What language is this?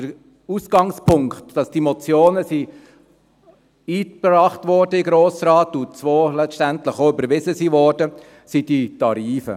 Swiss German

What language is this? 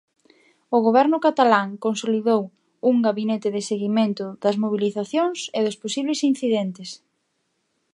Galician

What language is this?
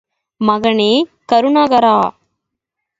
Tamil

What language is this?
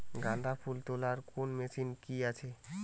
Bangla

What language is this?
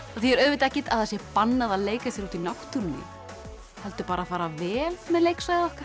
Icelandic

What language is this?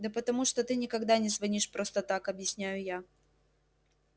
Russian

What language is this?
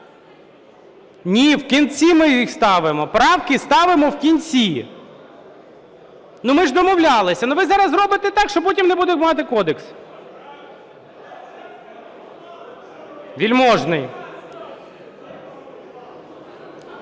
Ukrainian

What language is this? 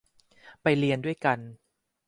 Thai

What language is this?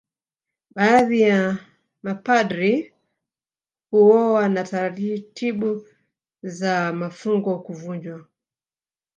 Swahili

